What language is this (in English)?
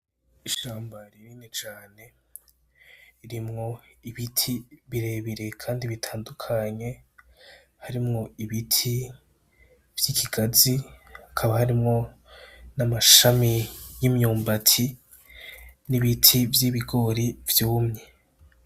Rundi